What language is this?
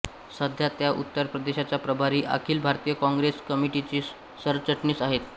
Marathi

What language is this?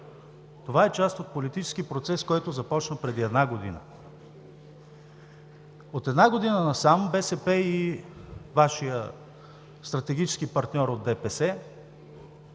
Bulgarian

